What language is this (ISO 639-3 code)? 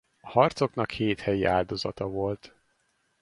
hun